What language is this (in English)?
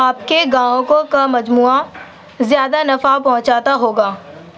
Urdu